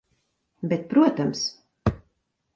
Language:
Latvian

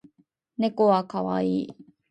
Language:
Japanese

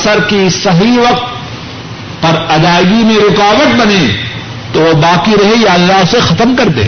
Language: Urdu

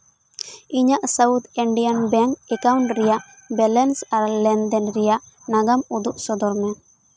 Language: Santali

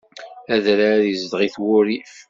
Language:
Kabyle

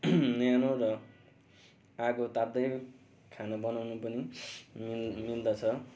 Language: Nepali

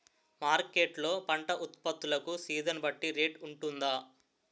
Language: Telugu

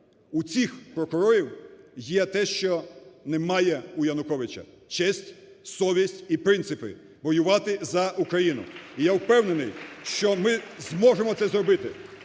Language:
Ukrainian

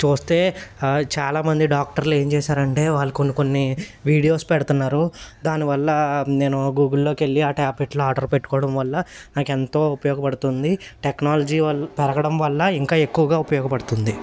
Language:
Telugu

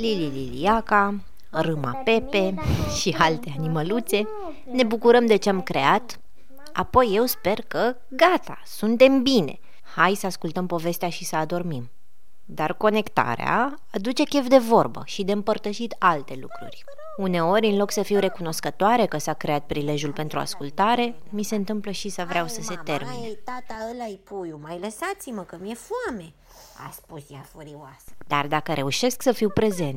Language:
Romanian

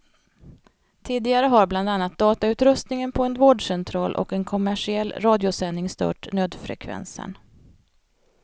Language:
Swedish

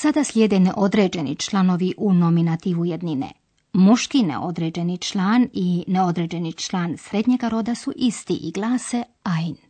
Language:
Croatian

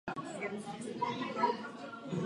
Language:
Czech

